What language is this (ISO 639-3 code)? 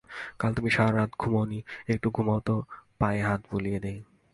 ben